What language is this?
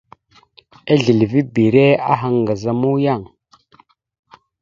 Mada (Cameroon)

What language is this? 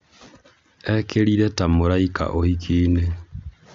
Kikuyu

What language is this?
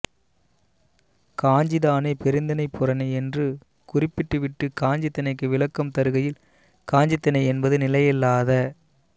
Tamil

